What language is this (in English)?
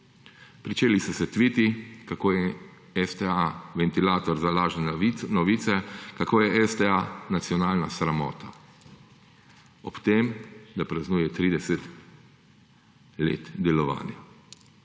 Slovenian